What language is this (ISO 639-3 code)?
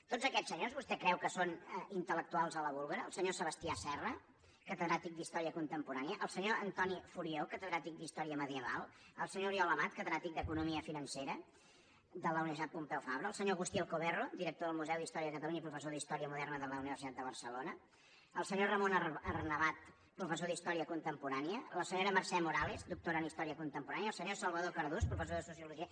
cat